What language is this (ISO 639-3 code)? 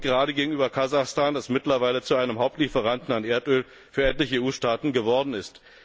deu